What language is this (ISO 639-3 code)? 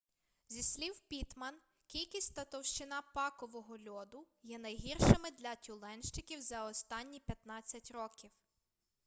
ukr